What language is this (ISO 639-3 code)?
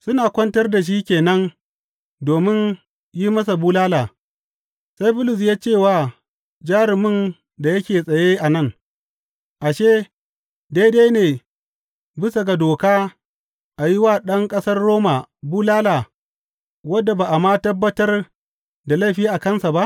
hau